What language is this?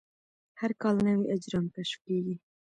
Pashto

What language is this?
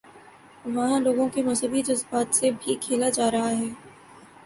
Urdu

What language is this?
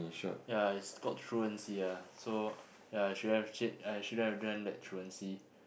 English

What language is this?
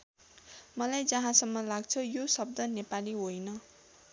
Nepali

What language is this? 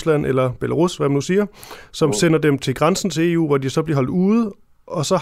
Danish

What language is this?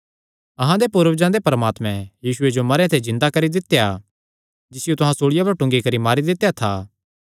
Kangri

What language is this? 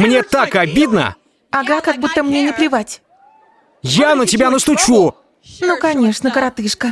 Russian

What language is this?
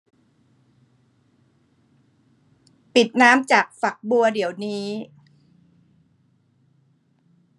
Thai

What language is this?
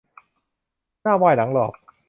Thai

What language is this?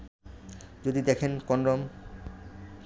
Bangla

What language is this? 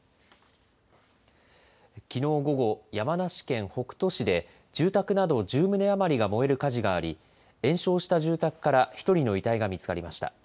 Japanese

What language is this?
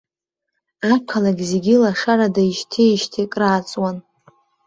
Abkhazian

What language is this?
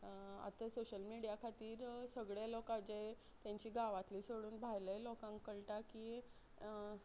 Konkani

